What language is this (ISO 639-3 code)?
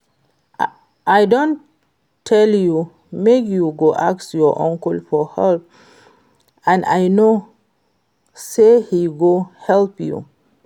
pcm